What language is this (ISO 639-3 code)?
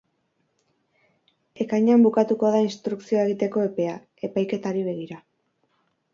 eus